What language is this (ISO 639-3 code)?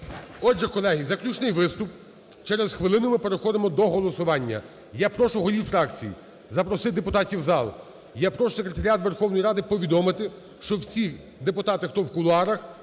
ukr